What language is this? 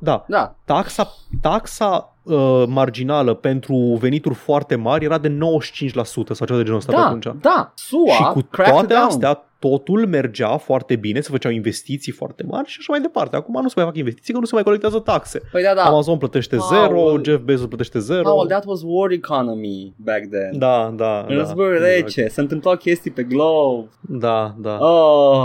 Romanian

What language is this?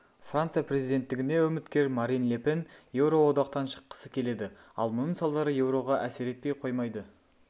Kazakh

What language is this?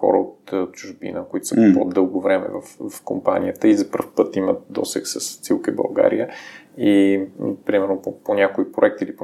Bulgarian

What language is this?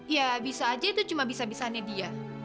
Indonesian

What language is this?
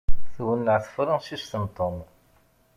Kabyle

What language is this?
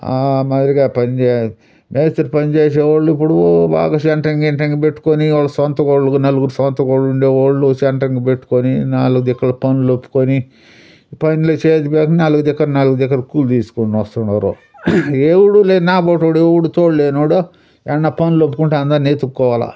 Telugu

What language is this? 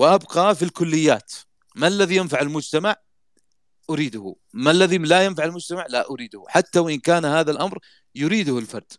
Arabic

